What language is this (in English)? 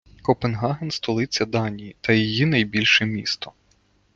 Ukrainian